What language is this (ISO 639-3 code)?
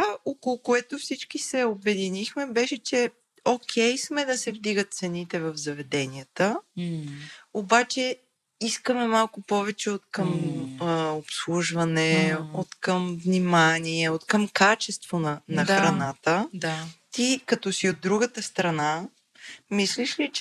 bul